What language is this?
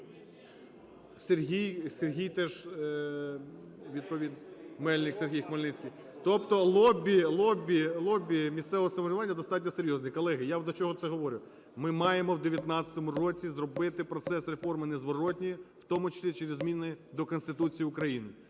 Ukrainian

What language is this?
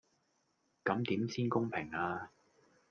Cantonese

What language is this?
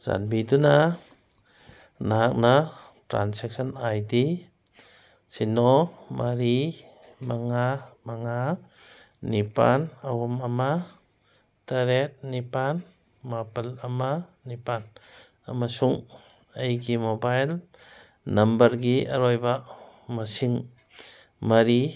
Manipuri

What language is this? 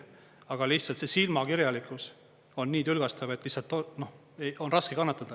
Estonian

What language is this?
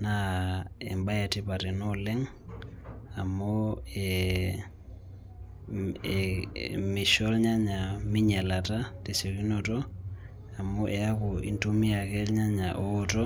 Masai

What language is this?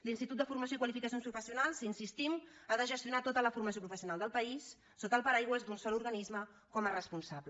Catalan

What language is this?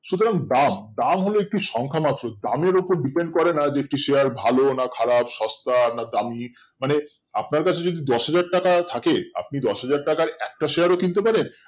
Bangla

